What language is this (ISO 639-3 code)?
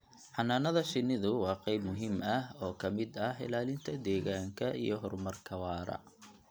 som